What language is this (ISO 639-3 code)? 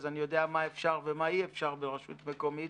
heb